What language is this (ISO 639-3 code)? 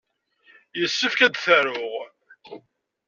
kab